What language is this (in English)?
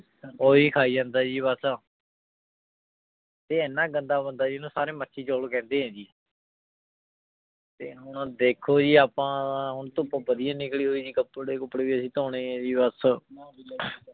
Punjabi